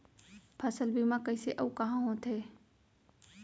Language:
Chhattisgarhi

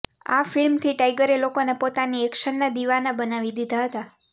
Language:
Gujarati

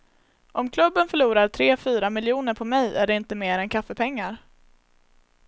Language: Swedish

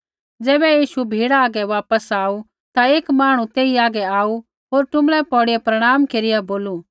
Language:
Kullu Pahari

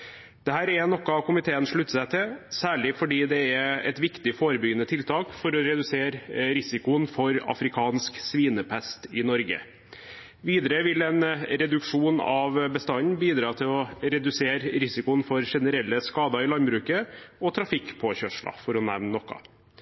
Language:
Norwegian Bokmål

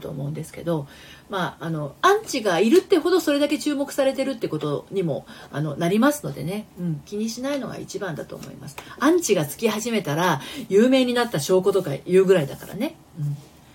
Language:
Japanese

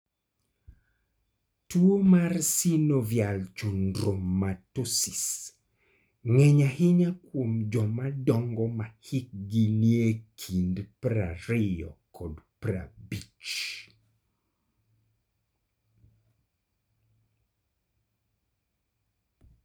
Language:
Luo (Kenya and Tanzania)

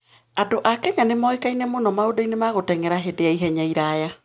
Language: Kikuyu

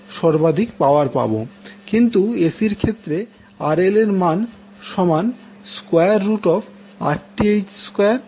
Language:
Bangla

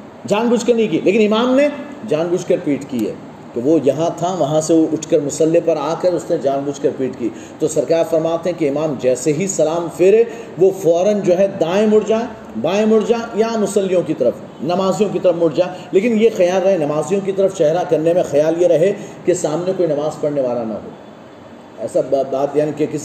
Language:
Urdu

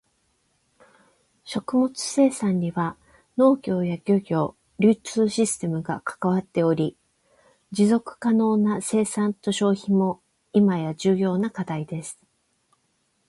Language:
Japanese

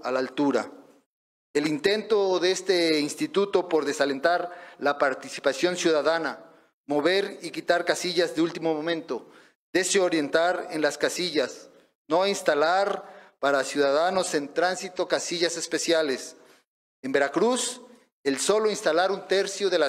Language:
Spanish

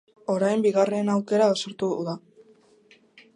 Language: Basque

